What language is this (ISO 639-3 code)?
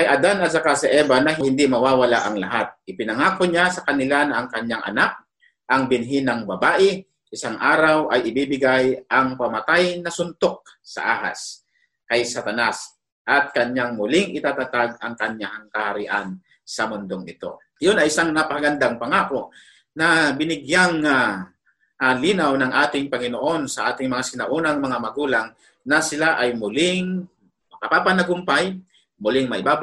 fil